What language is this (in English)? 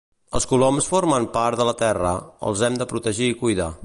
Catalan